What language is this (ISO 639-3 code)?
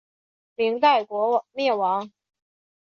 zho